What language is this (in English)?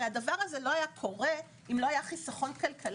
Hebrew